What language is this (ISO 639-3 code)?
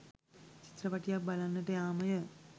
sin